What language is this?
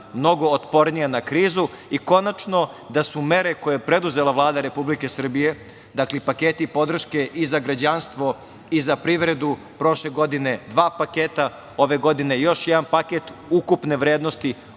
Serbian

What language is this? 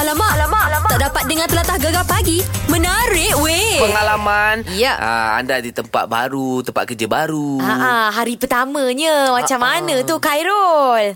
Malay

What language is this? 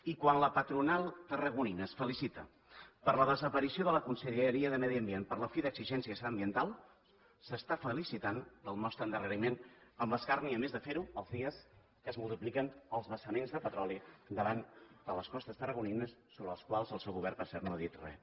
Catalan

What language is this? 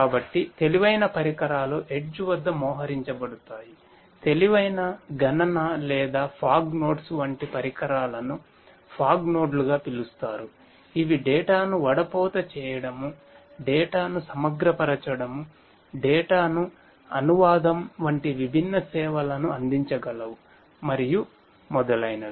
Telugu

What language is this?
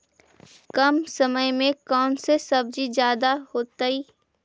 Magahi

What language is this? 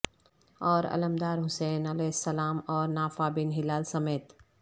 Urdu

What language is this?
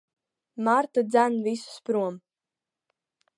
Latvian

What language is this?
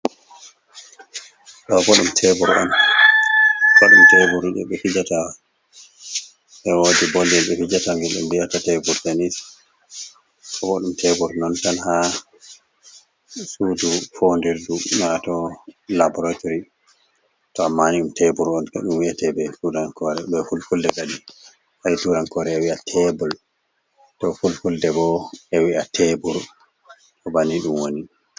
Fula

